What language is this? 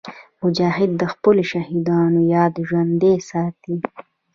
Pashto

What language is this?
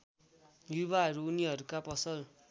Nepali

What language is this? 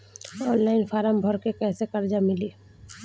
Bhojpuri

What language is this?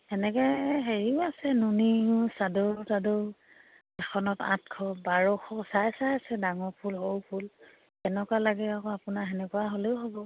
Assamese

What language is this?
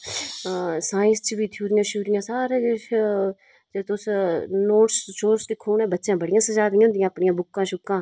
Dogri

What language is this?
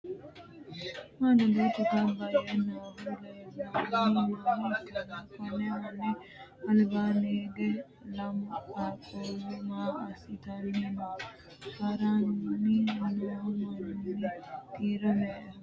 Sidamo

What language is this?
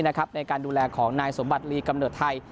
Thai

